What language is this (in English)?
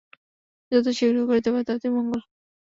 Bangla